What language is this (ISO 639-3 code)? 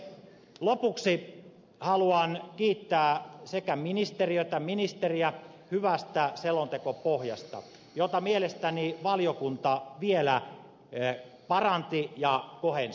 fin